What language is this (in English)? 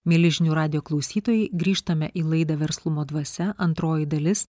Lithuanian